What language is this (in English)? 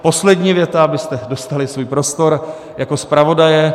Czech